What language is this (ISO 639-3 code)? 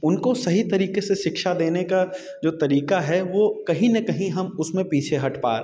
hin